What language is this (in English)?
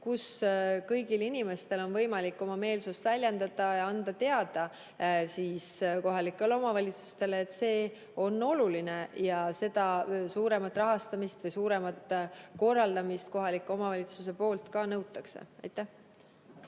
Estonian